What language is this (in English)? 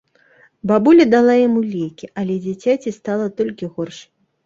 Belarusian